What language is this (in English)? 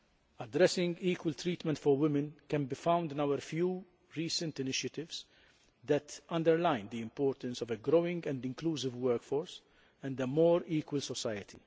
English